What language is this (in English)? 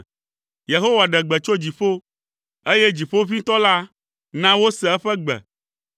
Ewe